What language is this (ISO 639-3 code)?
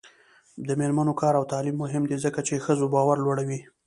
pus